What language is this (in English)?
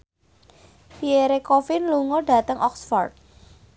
Javanese